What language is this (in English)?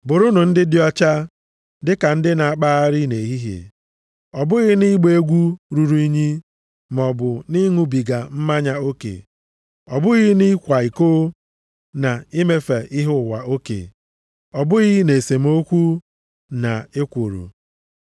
Igbo